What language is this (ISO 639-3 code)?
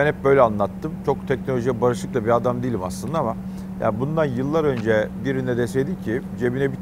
tur